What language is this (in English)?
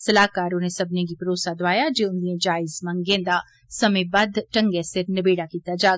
Dogri